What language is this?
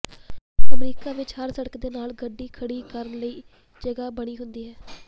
Punjabi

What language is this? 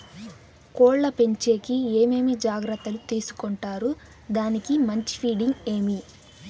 Telugu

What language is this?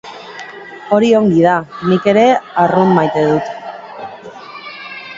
Basque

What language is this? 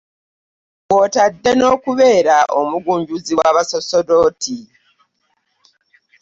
Ganda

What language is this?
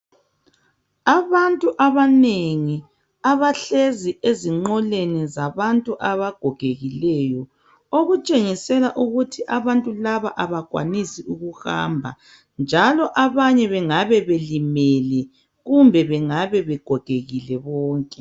North Ndebele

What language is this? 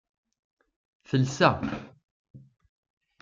Kabyle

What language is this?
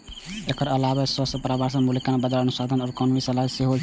Maithili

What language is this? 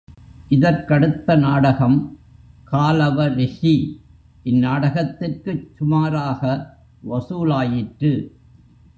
Tamil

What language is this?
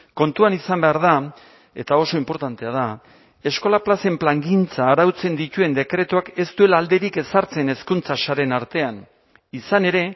Basque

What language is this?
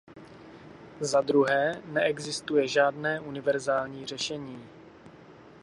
Czech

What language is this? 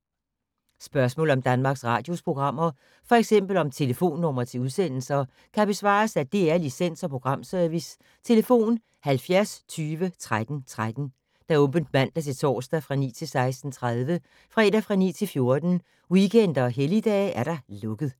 Danish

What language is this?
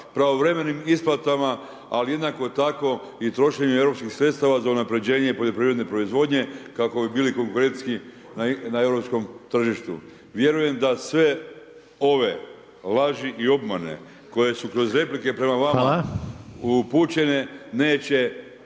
Croatian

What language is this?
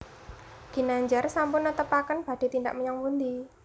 Javanese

